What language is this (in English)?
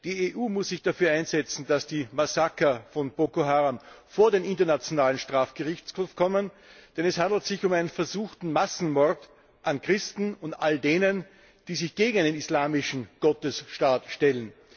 German